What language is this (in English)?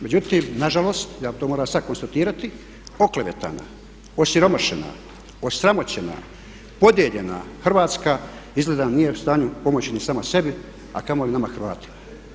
Croatian